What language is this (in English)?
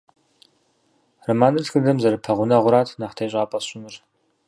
Kabardian